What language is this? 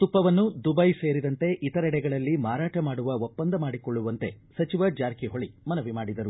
Kannada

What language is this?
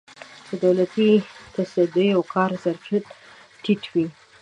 Pashto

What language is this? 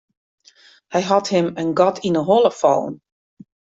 Western Frisian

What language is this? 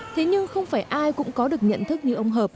Vietnamese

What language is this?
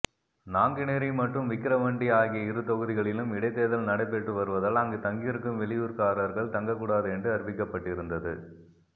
Tamil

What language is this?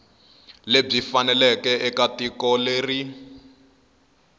Tsonga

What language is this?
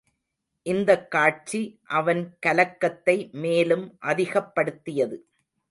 Tamil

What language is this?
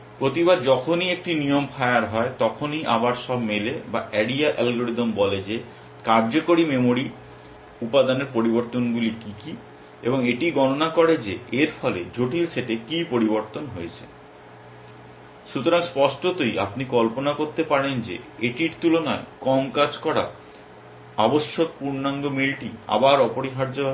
Bangla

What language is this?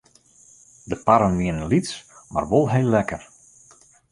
Western Frisian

